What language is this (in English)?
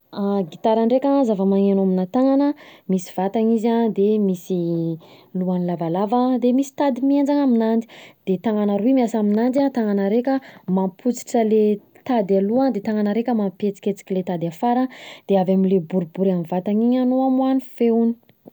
Southern Betsimisaraka Malagasy